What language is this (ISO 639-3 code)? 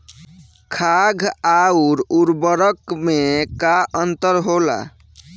bho